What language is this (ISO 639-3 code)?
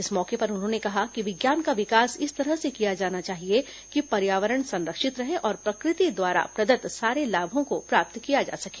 hin